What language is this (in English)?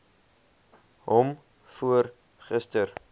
Afrikaans